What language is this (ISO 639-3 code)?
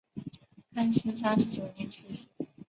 zho